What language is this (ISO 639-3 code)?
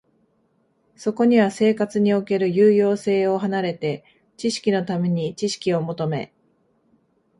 jpn